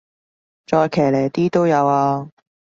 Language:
Cantonese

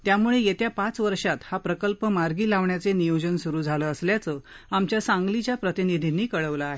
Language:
Marathi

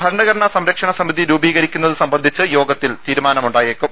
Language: Malayalam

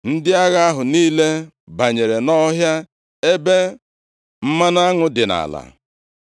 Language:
Igbo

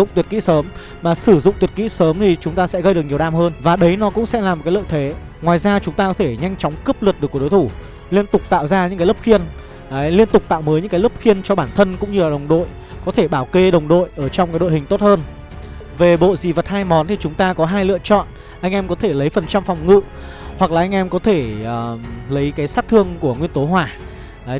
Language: Vietnamese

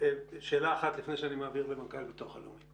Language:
Hebrew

